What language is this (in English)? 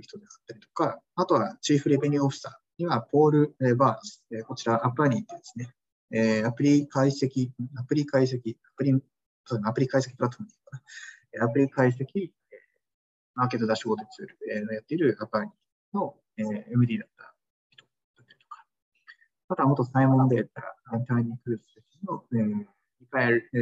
Japanese